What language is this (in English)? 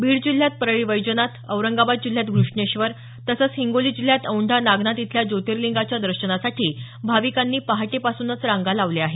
Marathi